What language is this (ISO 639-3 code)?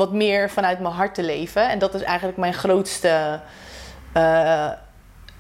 nld